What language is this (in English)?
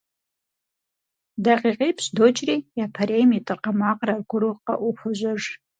Kabardian